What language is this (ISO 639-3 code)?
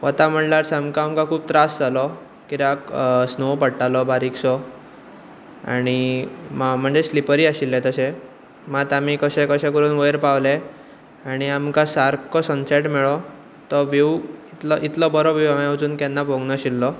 kok